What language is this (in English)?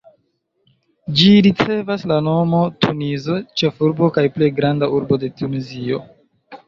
Esperanto